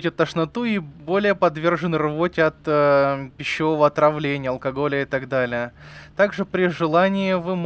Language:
Russian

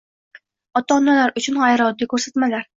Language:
Uzbek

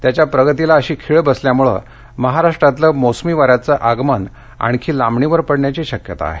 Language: Marathi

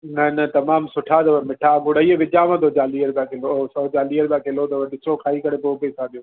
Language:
Sindhi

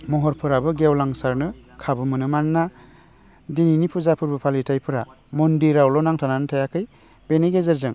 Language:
Bodo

